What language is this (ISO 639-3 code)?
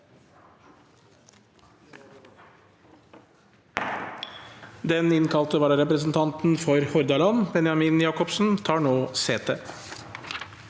nor